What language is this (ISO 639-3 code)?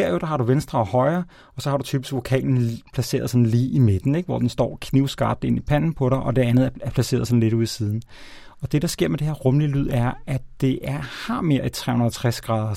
dan